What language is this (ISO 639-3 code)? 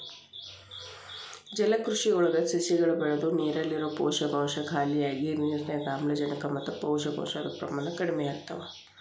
kan